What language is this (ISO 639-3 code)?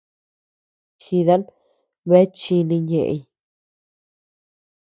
cux